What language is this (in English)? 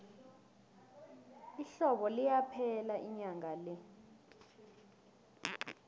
South Ndebele